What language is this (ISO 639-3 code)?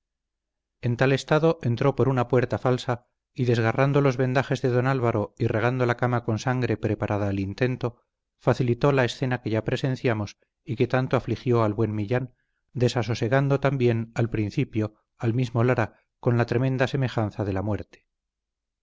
spa